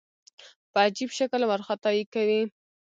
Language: Pashto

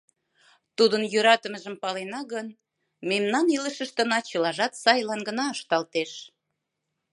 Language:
Mari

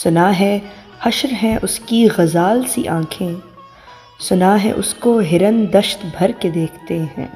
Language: Urdu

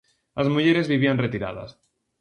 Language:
Galician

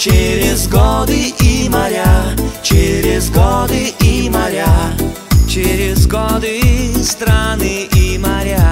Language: Russian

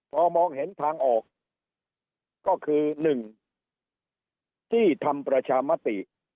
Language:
Thai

